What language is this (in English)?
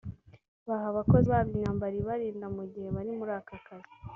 Kinyarwanda